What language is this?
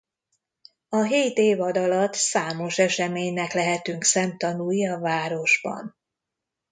Hungarian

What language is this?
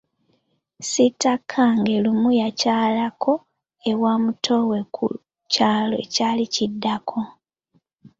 Ganda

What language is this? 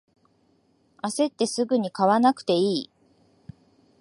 Japanese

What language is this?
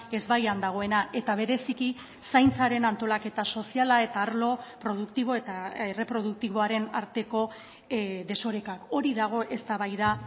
Basque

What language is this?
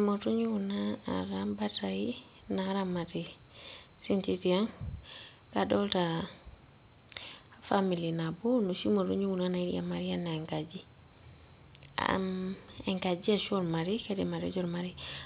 Masai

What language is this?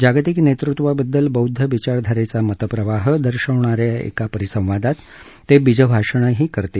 Marathi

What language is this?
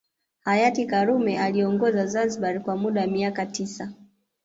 Swahili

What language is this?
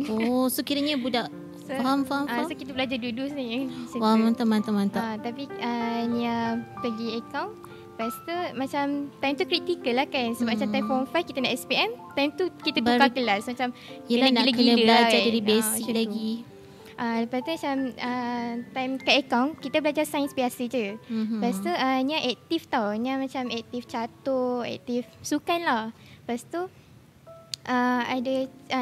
Malay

